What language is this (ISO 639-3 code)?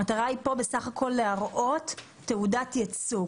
heb